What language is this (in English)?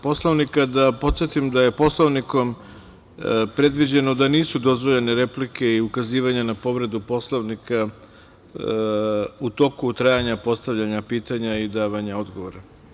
Serbian